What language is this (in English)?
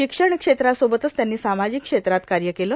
Marathi